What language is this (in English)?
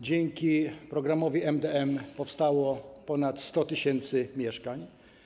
Polish